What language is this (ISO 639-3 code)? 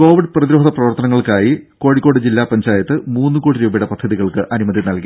mal